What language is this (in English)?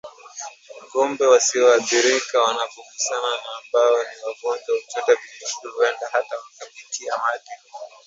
Swahili